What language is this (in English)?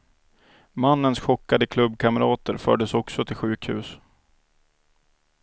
Swedish